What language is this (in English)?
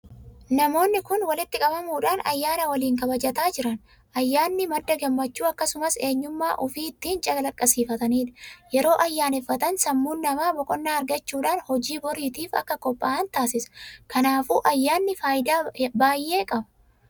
Oromo